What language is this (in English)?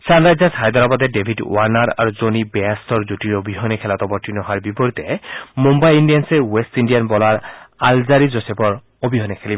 Assamese